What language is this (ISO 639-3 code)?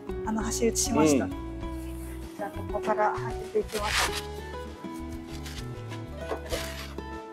jpn